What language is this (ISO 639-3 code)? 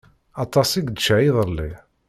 kab